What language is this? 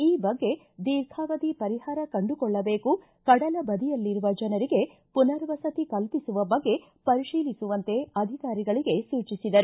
Kannada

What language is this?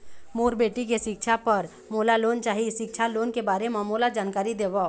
Chhattisgarhi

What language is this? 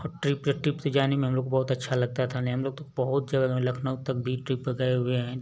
Hindi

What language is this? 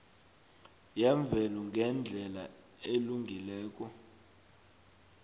South Ndebele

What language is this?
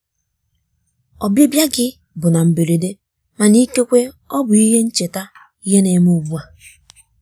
Igbo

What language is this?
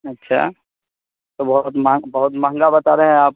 Urdu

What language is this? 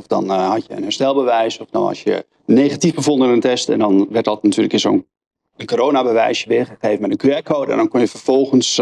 Dutch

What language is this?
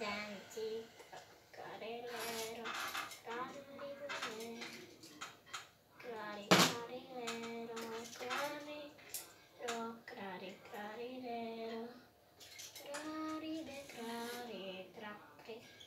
Italian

